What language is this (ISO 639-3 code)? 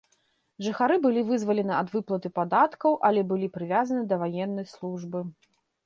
bel